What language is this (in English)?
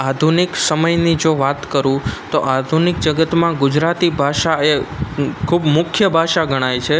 Gujarati